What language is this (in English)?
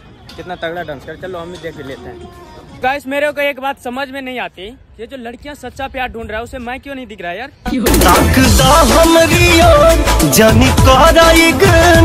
Hindi